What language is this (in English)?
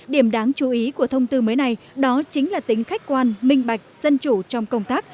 Vietnamese